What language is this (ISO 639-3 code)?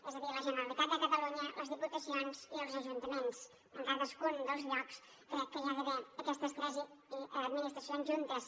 cat